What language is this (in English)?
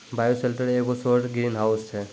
Maithili